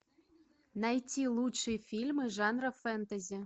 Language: Russian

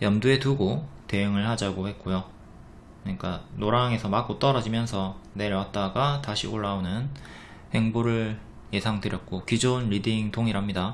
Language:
Korean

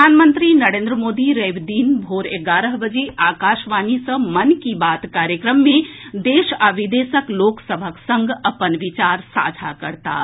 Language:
Maithili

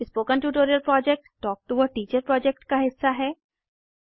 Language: Hindi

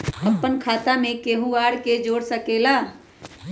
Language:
Magahi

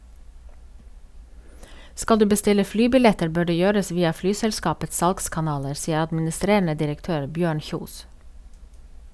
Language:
Norwegian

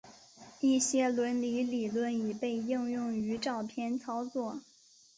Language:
Chinese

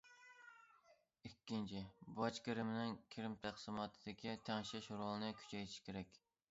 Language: Uyghur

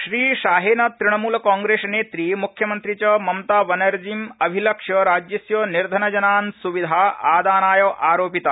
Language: Sanskrit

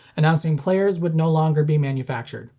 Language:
English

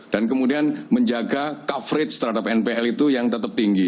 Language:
Indonesian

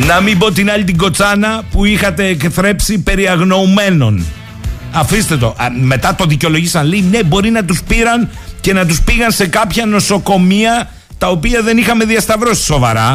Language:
Greek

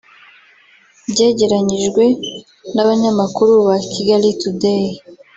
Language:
Kinyarwanda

